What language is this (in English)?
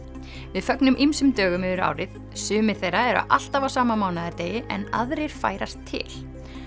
Icelandic